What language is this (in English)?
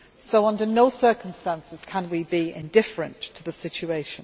English